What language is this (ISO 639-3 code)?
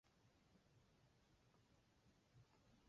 zho